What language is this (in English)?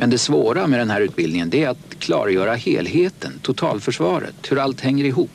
Swedish